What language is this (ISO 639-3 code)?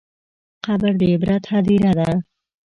pus